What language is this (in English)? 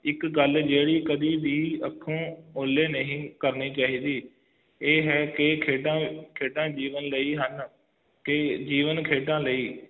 Punjabi